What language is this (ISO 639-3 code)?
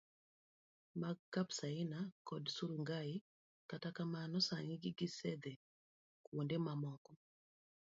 luo